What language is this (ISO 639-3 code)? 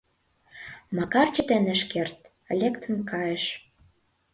chm